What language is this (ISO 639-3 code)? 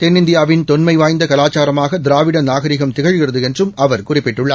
tam